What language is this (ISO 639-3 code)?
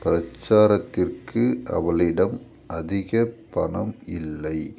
tam